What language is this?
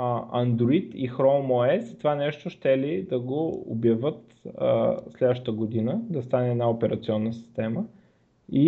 Bulgarian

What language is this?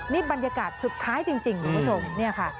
Thai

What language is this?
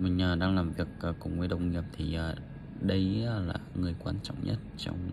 Vietnamese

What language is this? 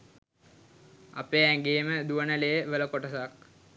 Sinhala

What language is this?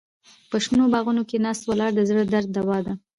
Pashto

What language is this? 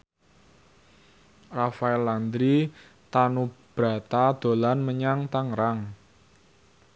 Javanese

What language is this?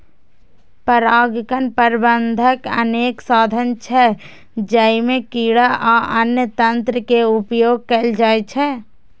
Maithili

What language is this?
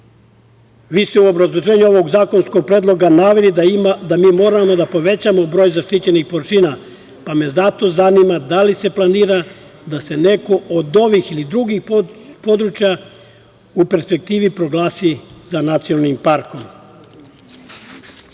Serbian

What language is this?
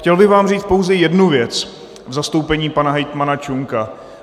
Czech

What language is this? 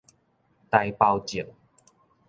Min Nan Chinese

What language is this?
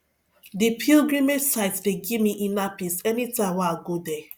Nigerian Pidgin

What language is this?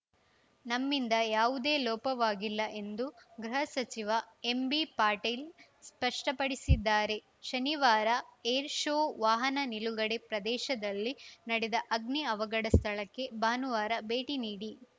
Kannada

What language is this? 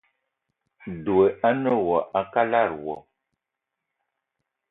Eton (Cameroon)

